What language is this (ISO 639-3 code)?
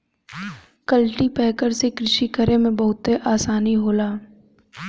bho